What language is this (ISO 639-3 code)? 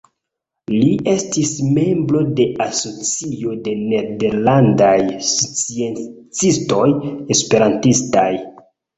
epo